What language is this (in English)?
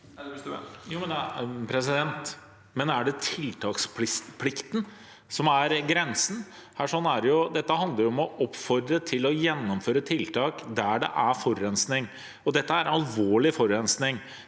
Norwegian